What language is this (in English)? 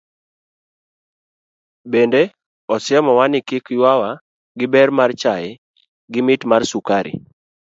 Luo (Kenya and Tanzania)